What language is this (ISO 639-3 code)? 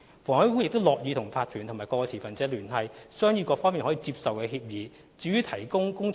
yue